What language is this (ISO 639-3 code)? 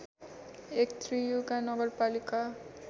nep